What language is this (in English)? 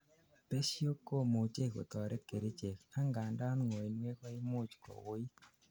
Kalenjin